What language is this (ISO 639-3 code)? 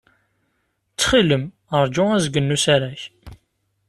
kab